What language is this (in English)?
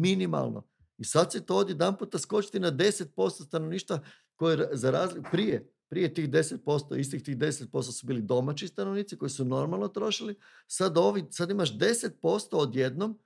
Croatian